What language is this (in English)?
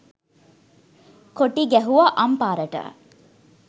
Sinhala